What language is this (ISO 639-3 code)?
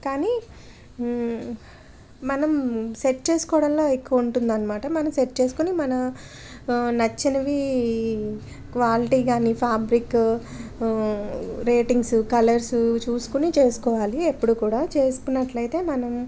tel